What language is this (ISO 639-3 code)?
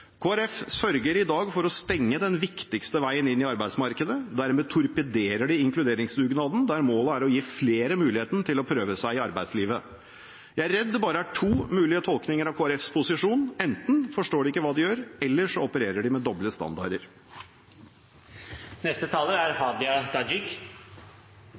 nor